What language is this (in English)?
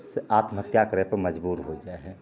Maithili